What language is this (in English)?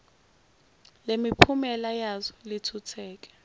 Zulu